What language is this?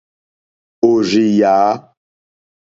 Mokpwe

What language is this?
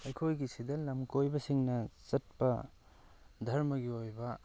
Manipuri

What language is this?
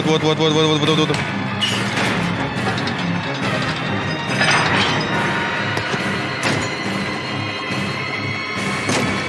Russian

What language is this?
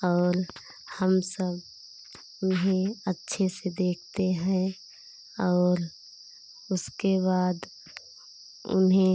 Hindi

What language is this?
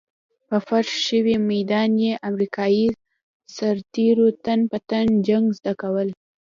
Pashto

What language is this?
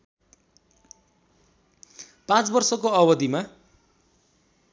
Nepali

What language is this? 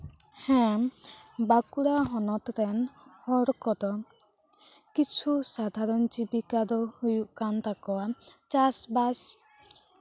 Santali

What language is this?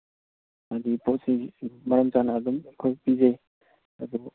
Manipuri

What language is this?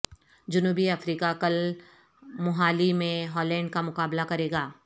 Urdu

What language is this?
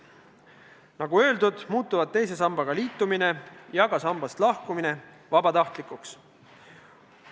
Estonian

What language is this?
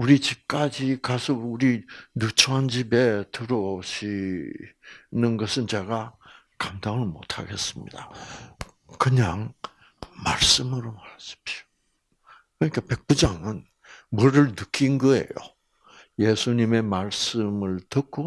Korean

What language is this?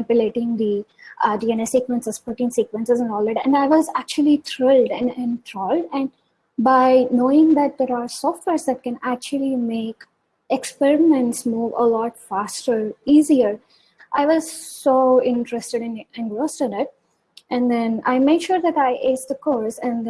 English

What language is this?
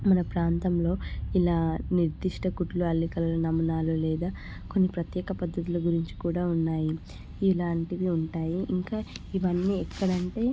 Telugu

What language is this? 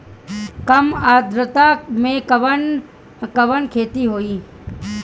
Bhojpuri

